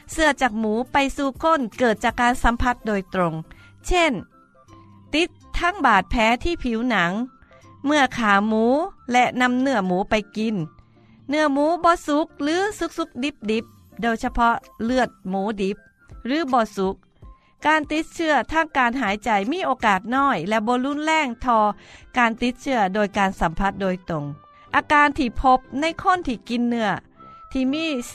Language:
Thai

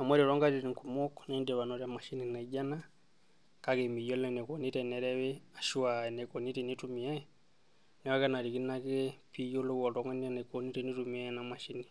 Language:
Masai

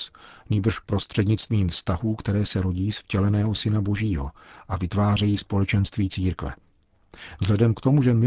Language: Czech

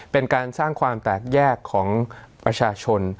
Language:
Thai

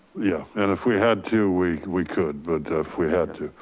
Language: English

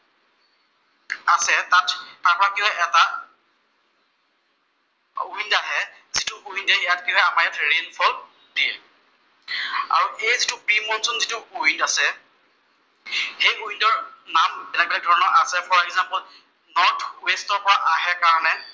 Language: Assamese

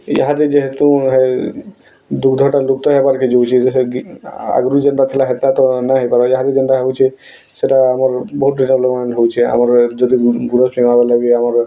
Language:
Odia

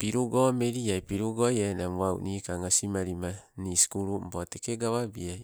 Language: Sibe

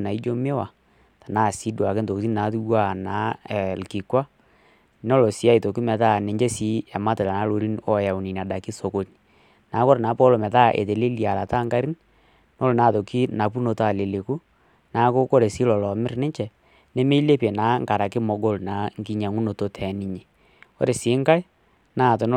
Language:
Masai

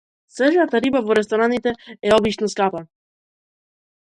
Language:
Macedonian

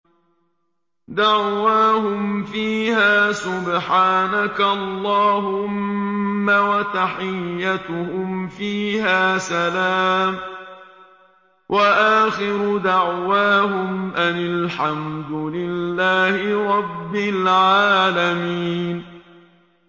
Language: Arabic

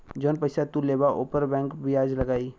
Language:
Bhojpuri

